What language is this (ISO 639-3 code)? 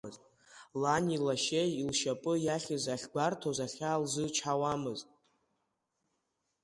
abk